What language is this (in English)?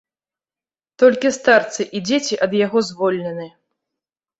Belarusian